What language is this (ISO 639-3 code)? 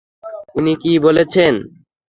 ben